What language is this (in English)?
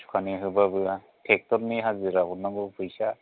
Bodo